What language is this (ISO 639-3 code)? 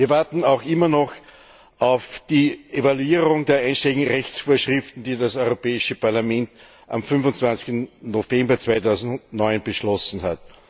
deu